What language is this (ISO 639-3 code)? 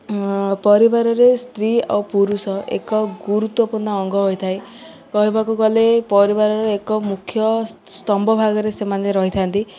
ori